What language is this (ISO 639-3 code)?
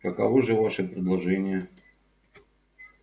rus